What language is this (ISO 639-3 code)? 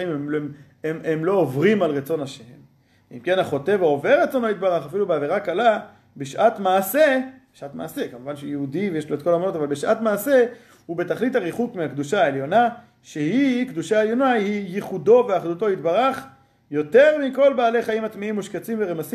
heb